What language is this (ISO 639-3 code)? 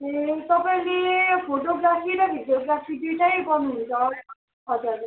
nep